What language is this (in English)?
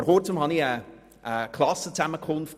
Swiss German